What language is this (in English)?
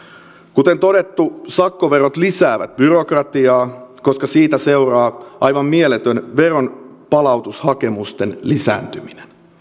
Finnish